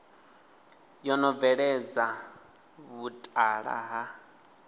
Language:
Venda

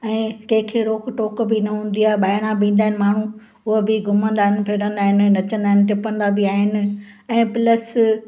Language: Sindhi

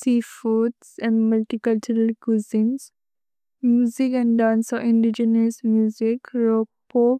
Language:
Bodo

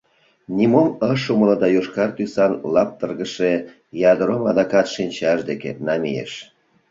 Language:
Mari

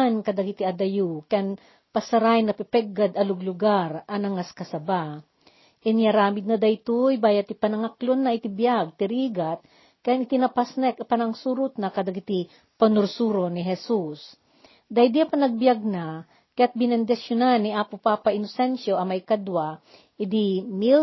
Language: Filipino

